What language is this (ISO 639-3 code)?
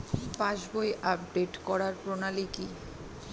ben